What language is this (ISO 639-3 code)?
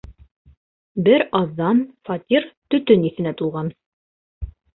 bak